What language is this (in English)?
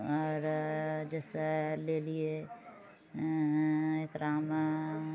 Maithili